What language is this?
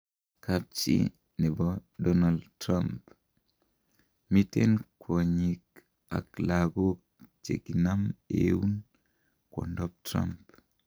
Kalenjin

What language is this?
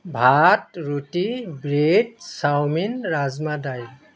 Assamese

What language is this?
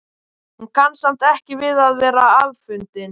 Icelandic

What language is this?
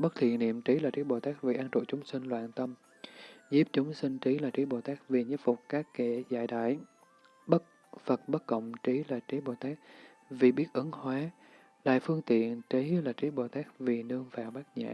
Vietnamese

